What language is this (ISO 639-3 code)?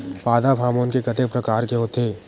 hne